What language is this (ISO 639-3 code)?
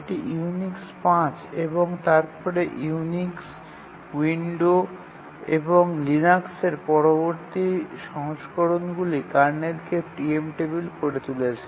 ben